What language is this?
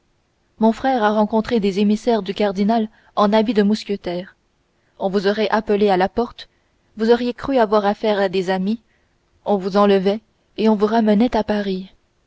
French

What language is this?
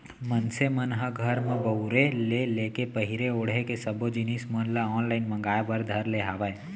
Chhattisgarhi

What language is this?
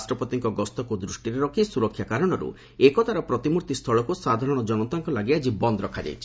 Odia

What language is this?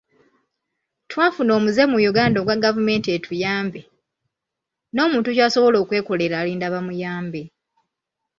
Ganda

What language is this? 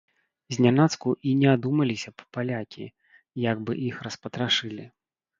Belarusian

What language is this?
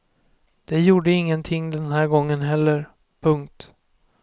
Swedish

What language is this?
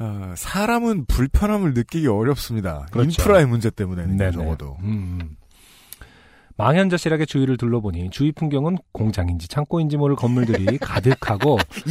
Korean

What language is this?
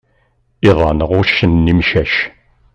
Kabyle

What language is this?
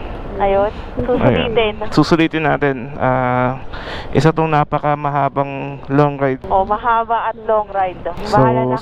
Filipino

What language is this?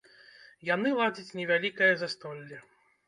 Belarusian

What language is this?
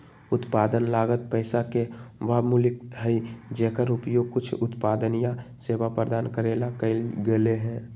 Magahi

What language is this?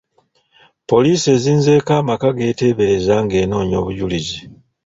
Ganda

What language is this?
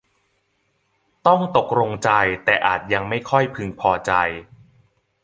Thai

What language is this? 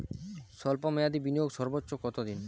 Bangla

